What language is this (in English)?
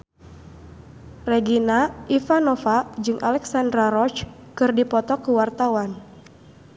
Sundanese